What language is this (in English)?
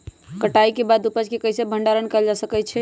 Magahi